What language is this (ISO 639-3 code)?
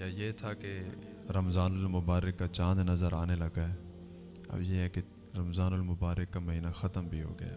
urd